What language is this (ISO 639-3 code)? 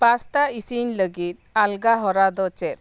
sat